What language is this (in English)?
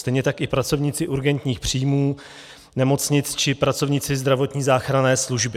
Czech